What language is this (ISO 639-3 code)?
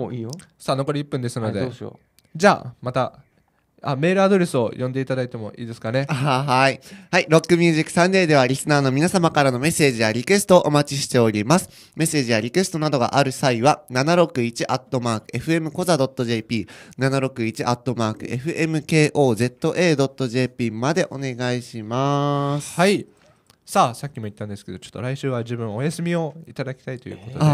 jpn